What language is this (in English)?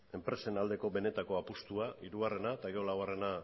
Basque